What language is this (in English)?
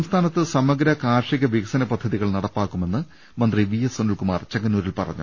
Malayalam